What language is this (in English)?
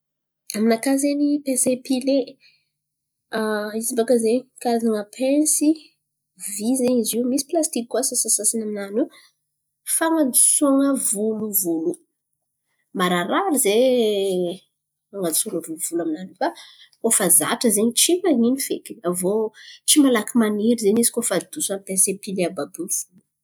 Antankarana Malagasy